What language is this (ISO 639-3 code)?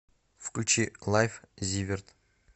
rus